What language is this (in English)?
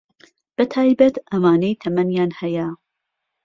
Central Kurdish